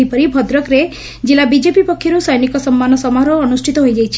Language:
Odia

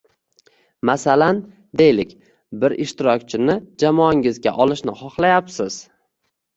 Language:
Uzbek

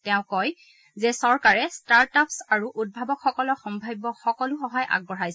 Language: Assamese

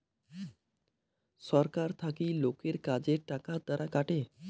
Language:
Bangla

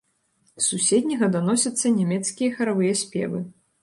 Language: Belarusian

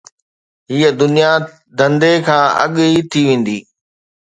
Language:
Sindhi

